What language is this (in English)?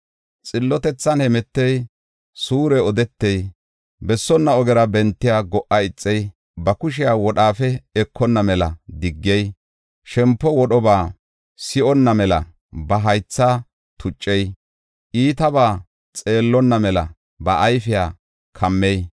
Gofa